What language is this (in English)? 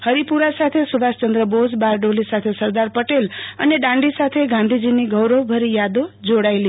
Gujarati